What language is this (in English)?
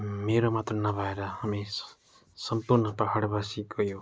Nepali